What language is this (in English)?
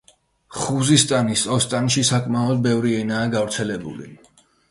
Georgian